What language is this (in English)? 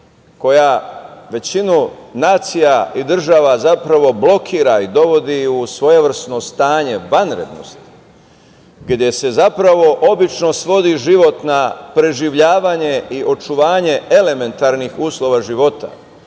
Serbian